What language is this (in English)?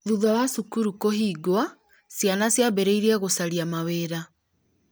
Kikuyu